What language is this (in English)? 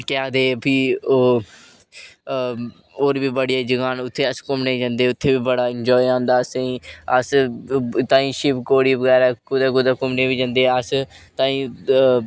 Dogri